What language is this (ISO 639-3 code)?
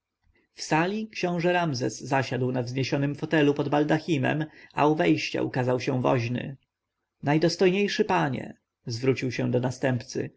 pol